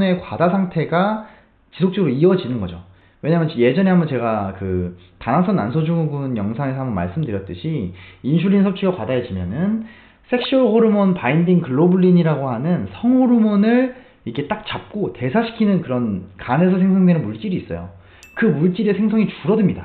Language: Korean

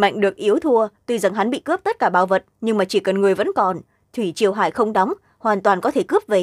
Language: Vietnamese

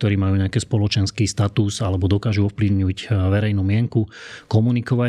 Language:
Slovak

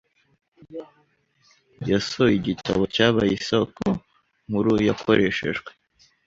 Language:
Kinyarwanda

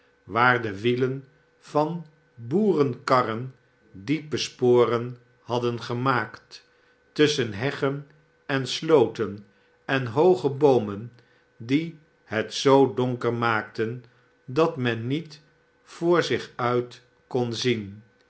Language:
Dutch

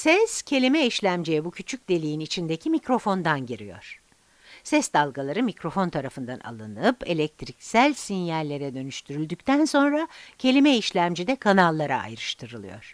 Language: Turkish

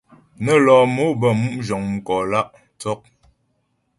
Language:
Ghomala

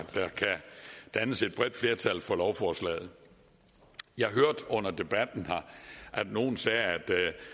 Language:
Danish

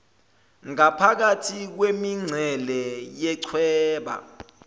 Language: Zulu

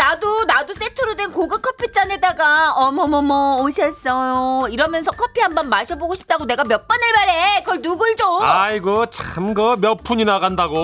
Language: Korean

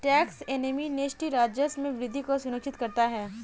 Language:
Hindi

